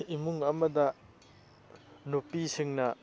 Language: Manipuri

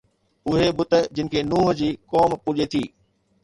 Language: Sindhi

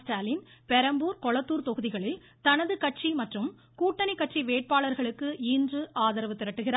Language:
Tamil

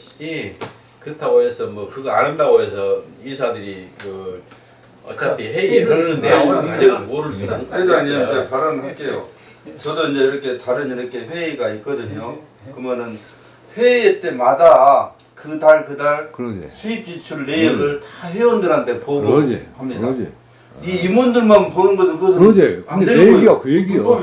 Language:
Korean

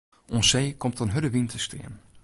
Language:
Western Frisian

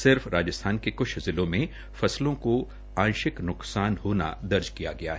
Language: Hindi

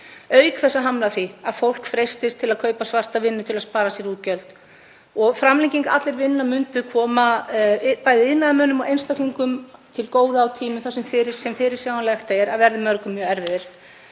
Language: Icelandic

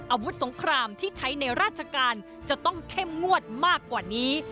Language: Thai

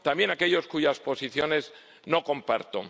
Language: Spanish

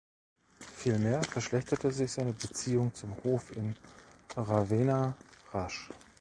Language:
German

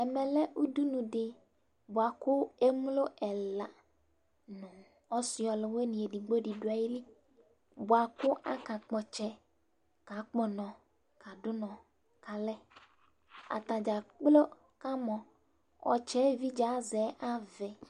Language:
Ikposo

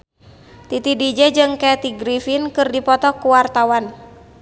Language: Sundanese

